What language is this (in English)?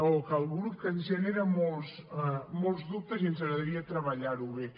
Catalan